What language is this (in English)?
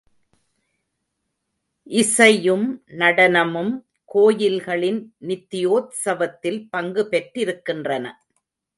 Tamil